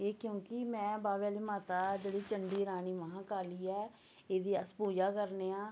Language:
Dogri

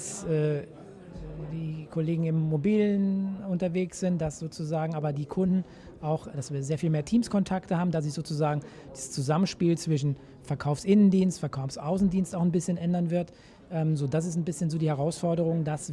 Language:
German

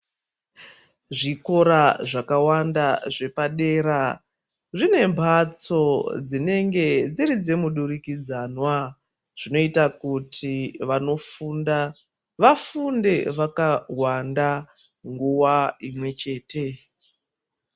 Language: Ndau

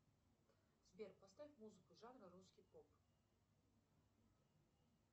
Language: Russian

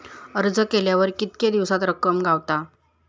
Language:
Marathi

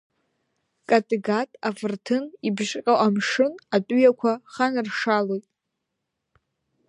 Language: Abkhazian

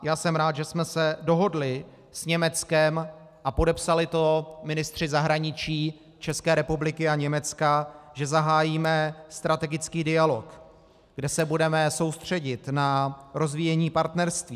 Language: Czech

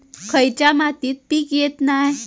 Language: Marathi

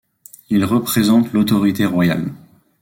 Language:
French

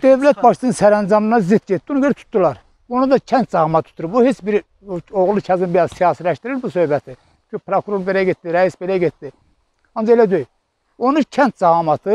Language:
Turkish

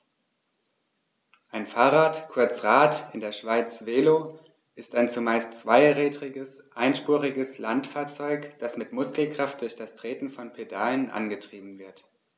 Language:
German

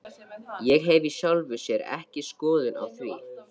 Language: Icelandic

